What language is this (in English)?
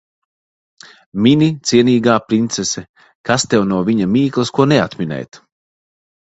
Latvian